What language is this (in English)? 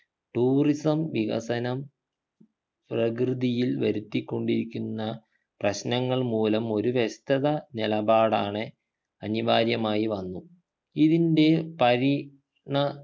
Malayalam